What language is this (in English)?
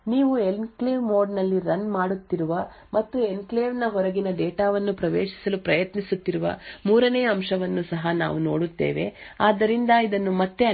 Kannada